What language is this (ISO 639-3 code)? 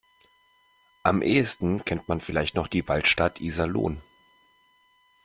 deu